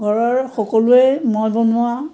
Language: Assamese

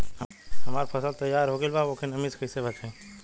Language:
Bhojpuri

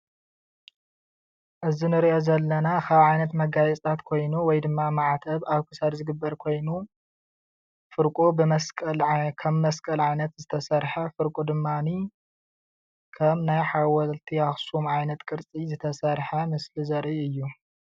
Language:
Tigrinya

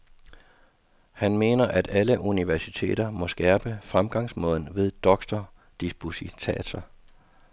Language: Danish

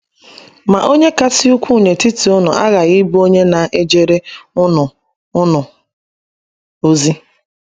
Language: Igbo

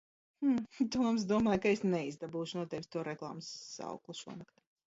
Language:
Latvian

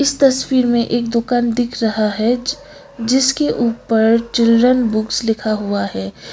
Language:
Hindi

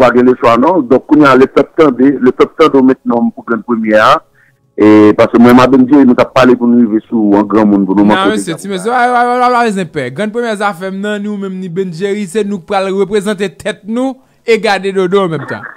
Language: French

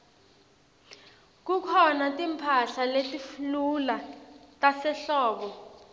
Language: Swati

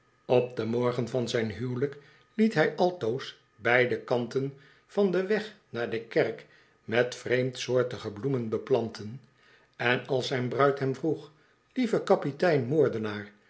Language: Dutch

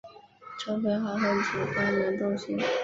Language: Chinese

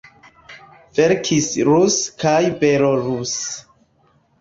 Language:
Esperanto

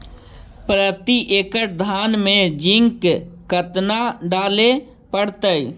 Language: Magahi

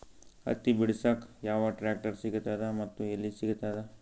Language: Kannada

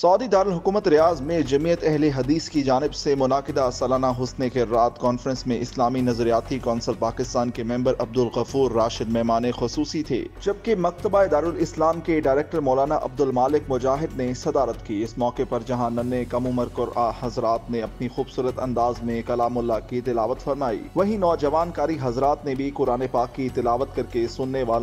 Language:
Arabic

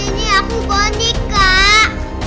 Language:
Indonesian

